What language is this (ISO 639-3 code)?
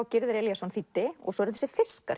isl